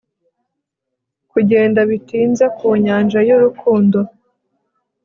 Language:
Kinyarwanda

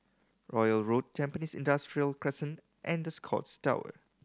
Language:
English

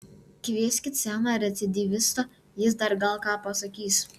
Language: Lithuanian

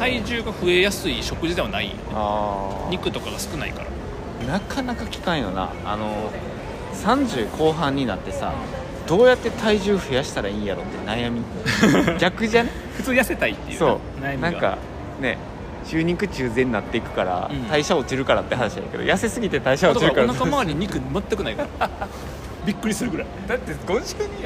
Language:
Japanese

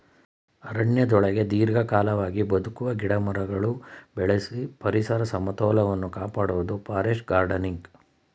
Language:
Kannada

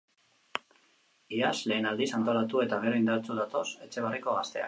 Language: Basque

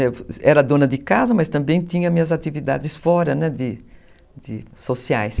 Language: Portuguese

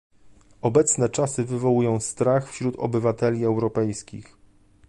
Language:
Polish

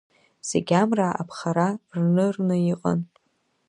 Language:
Abkhazian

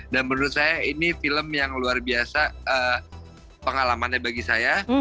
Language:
Indonesian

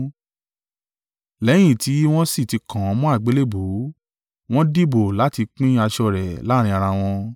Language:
Yoruba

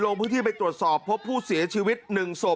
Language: Thai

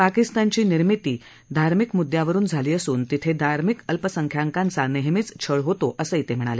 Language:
Marathi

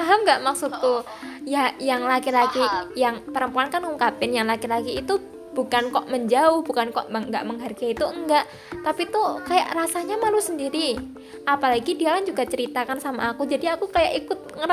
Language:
Indonesian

